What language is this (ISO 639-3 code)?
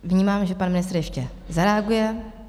ces